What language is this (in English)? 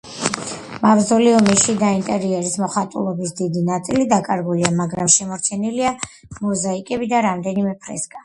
Georgian